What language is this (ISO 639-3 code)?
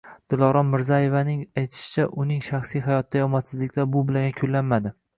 uzb